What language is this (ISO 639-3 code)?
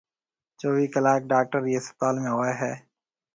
mve